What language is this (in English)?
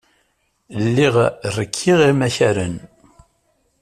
Kabyle